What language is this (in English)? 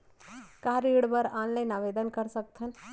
Chhattisgarhi